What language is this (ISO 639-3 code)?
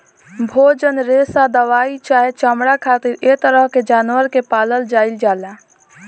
bho